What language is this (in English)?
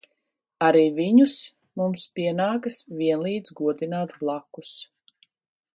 Latvian